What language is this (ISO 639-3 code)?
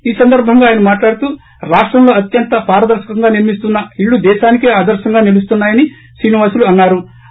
tel